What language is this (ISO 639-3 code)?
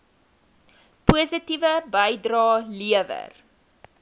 afr